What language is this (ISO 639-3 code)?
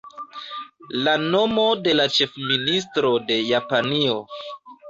epo